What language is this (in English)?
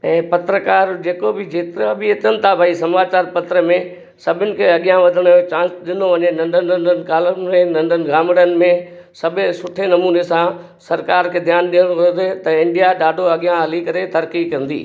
Sindhi